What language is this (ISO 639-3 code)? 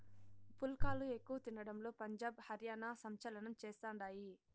tel